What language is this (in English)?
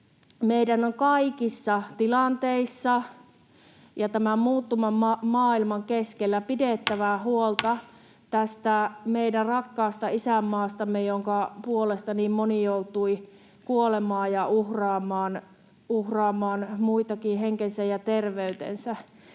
Finnish